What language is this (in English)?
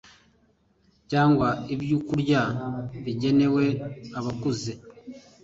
Kinyarwanda